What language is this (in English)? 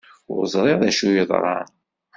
Kabyle